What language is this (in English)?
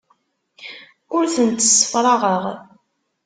Kabyle